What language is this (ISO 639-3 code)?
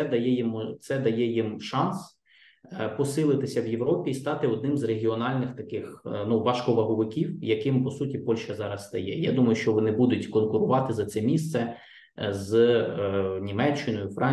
ukr